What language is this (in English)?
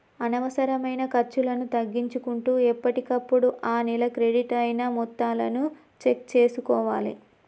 Telugu